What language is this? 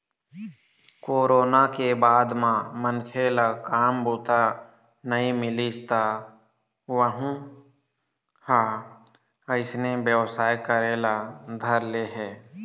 Chhattisgarhi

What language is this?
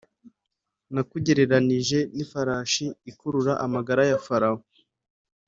Kinyarwanda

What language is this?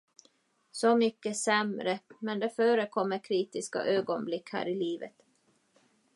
Swedish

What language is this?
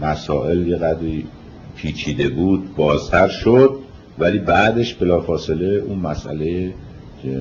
Persian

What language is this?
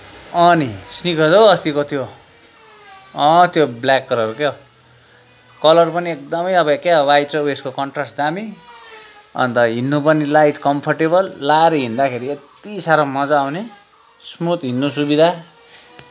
Nepali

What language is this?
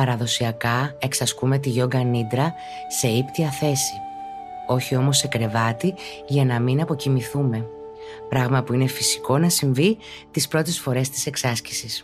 Greek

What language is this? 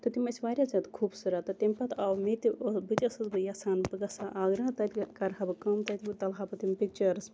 Kashmiri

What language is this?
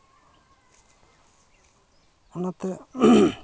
Santali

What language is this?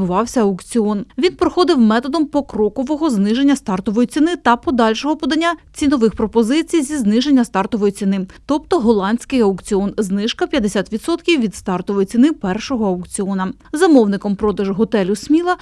Ukrainian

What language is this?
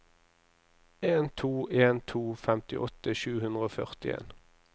Norwegian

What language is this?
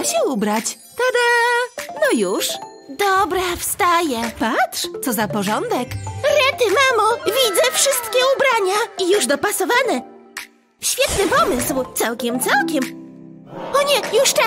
Polish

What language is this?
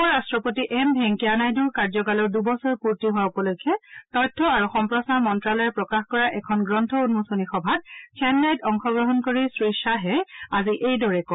Assamese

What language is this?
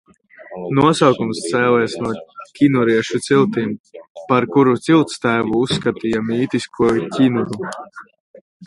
Latvian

